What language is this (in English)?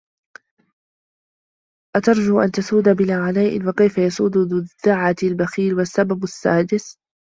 Arabic